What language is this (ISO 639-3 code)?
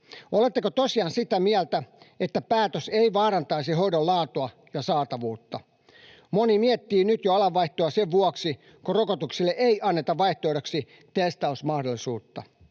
fin